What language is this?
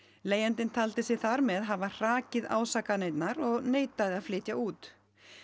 Icelandic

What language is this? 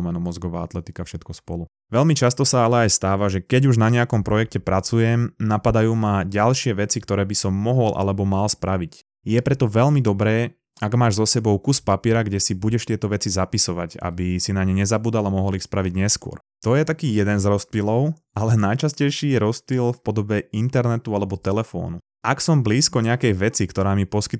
Slovak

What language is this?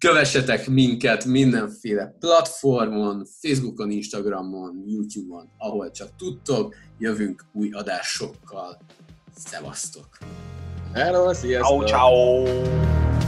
Hungarian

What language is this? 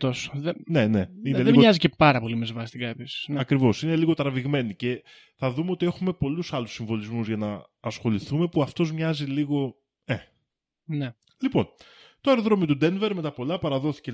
Greek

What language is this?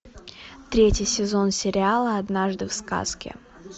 Russian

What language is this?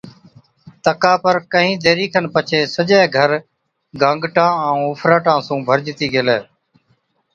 Od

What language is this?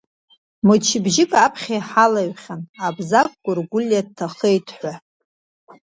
Abkhazian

